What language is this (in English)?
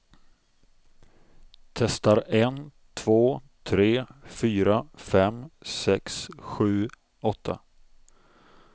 Swedish